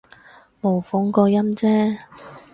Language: Cantonese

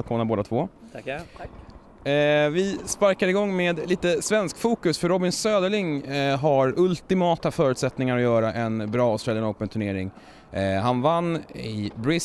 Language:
Swedish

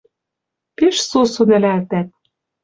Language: Western Mari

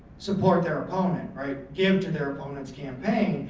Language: English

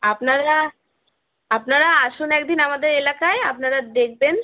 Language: Bangla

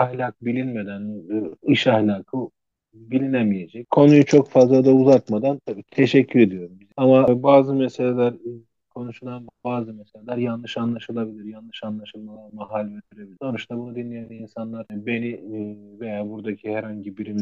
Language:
Turkish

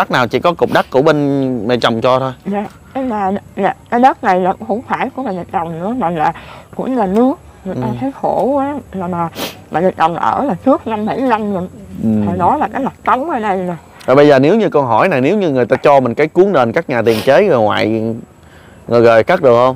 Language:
Vietnamese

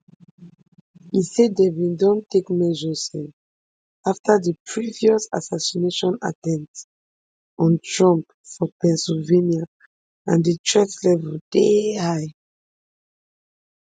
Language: Nigerian Pidgin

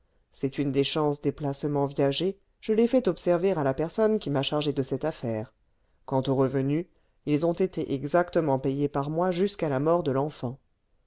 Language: French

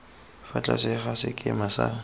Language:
Tswana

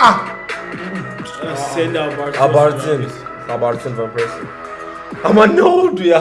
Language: Turkish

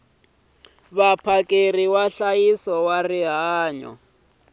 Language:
Tsonga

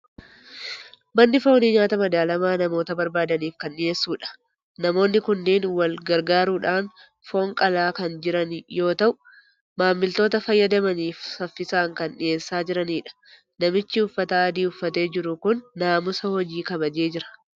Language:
Oromo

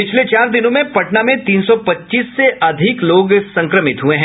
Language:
Hindi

